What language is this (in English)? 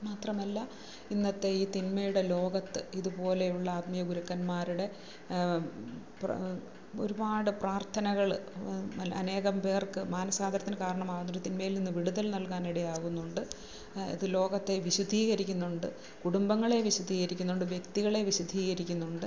Malayalam